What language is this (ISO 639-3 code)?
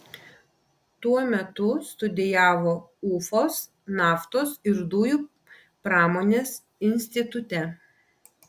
lit